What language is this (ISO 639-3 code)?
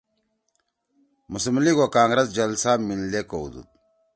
trw